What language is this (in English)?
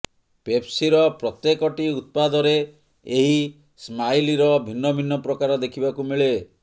Odia